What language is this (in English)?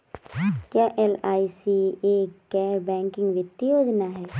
Hindi